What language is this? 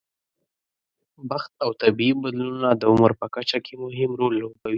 Pashto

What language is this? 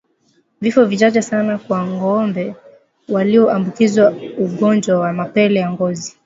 Swahili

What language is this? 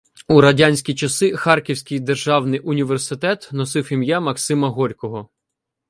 Ukrainian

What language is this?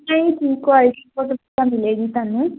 Punjabi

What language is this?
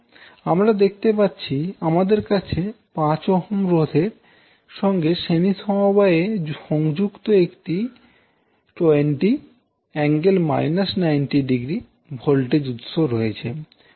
Bangla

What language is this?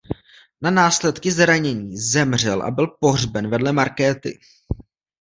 Czech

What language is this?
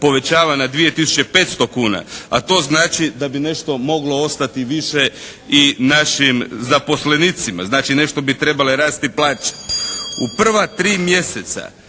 Croatian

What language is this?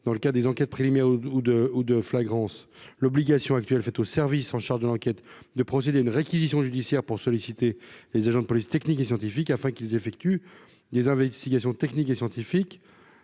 French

